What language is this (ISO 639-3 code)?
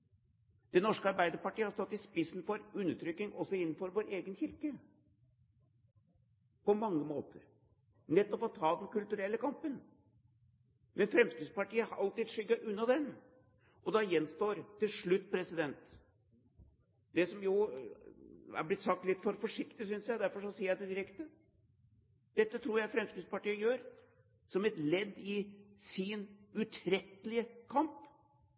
nob